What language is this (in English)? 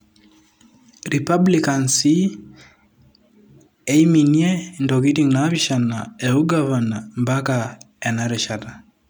Masai